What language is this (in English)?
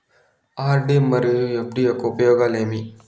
Telugu